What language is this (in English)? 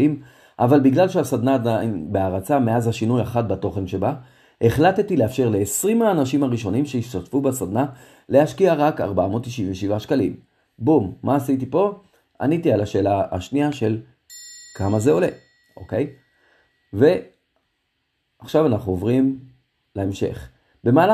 Hebrew